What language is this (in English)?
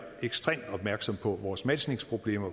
Danish